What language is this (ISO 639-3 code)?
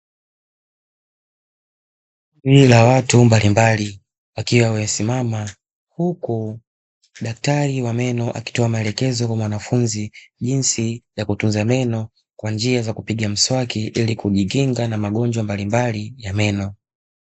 swa